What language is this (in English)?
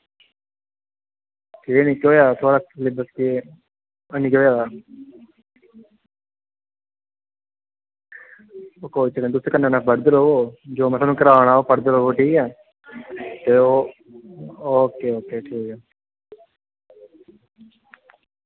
Dogri